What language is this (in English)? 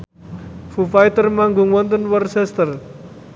Javanese